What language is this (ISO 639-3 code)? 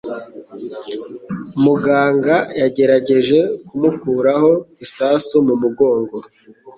kin